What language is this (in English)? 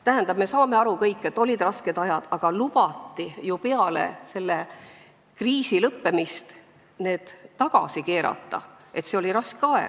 Estonian